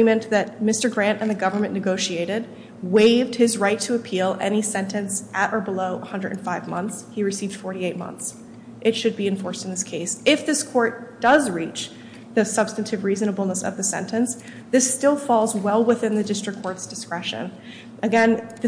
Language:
English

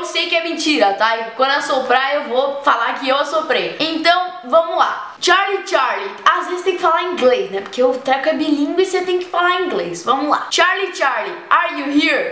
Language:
Portuguese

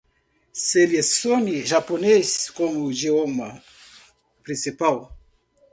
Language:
Portuguese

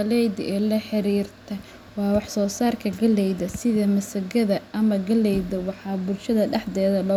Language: Somali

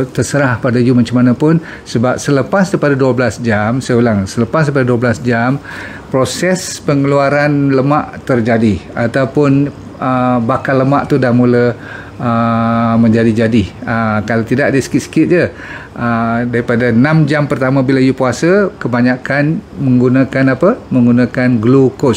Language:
Malay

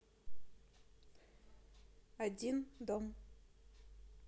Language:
Russian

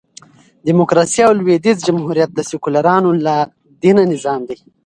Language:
Pashto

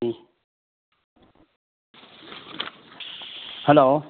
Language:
Manipuri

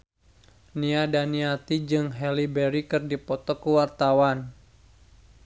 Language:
Sundanese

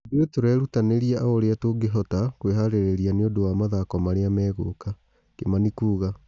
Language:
Kikuyu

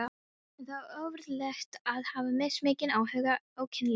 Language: Icelandic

